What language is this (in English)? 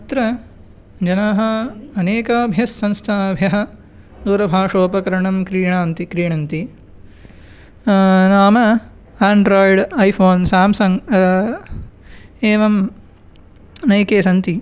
Sanskrit